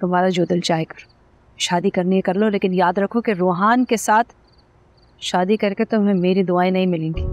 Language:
Hindi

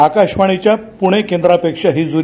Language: Marathi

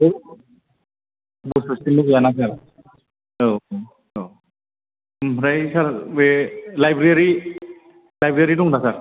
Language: Bodo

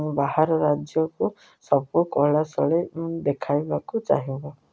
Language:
Odia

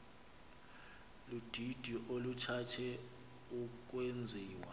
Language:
Xhosa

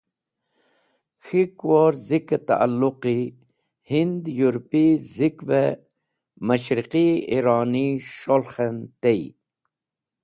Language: Wakhi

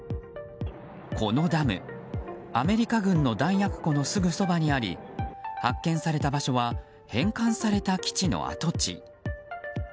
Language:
Japanese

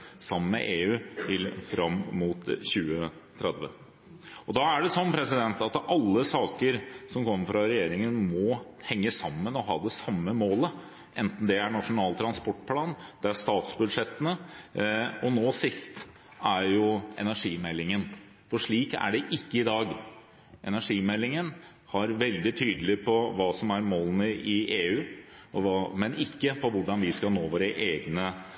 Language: Norwegian Bokmål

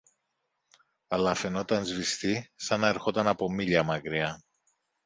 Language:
Greek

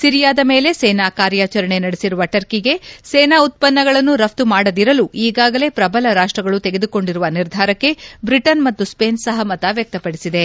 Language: Kannada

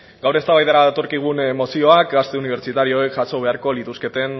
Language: Basque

